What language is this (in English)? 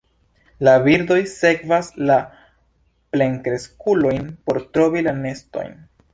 Esperanto